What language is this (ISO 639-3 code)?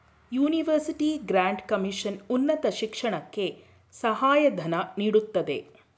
kan